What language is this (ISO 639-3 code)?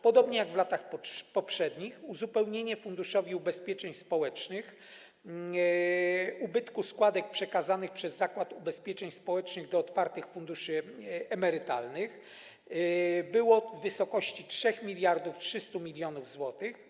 pol